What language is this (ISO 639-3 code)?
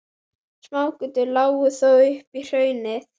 isl